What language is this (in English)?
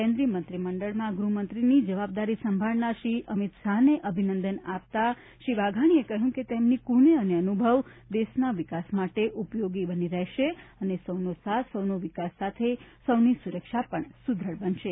Gujarati